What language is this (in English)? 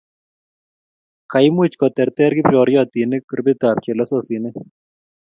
Kalenjin